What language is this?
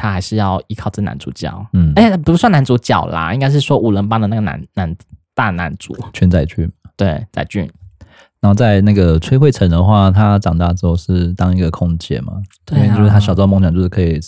Chinese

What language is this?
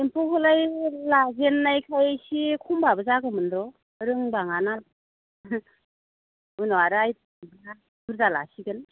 Bodo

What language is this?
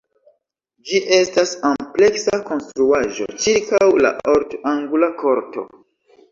Esperanto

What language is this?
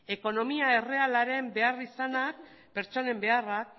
Basque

